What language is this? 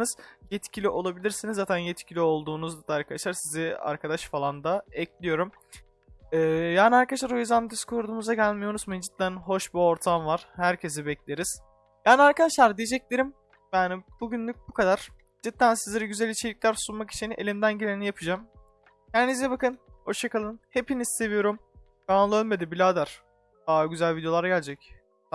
Turkish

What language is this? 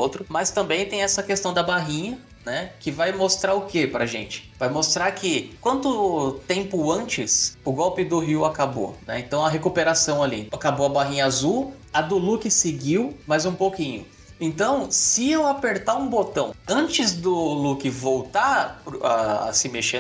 Portuguese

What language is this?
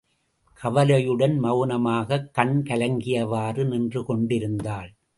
Tamil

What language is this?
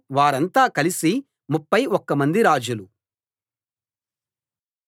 Telugu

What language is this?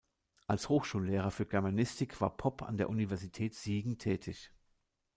German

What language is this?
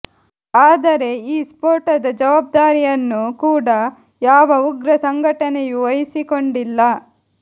Kannada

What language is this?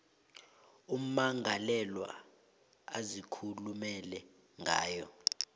South Ndebele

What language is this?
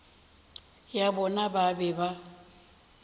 Northern Sotho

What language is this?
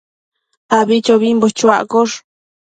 Matsés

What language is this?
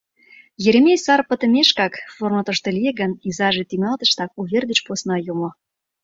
Mari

